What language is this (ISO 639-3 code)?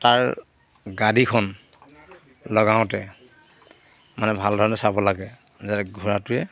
asm